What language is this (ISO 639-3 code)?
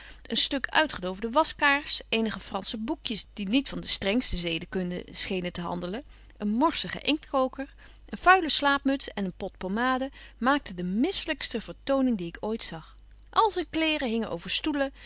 nld